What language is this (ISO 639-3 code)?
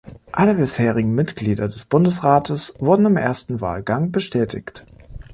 deu